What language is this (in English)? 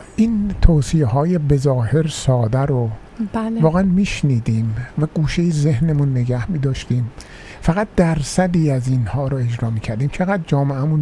Persian